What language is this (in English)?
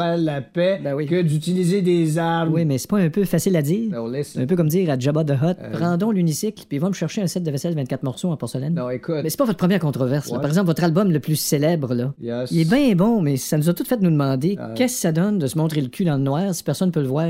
French